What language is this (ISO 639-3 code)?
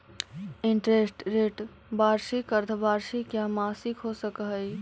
mag